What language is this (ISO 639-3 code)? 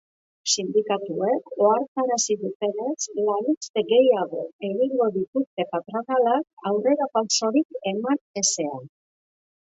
eus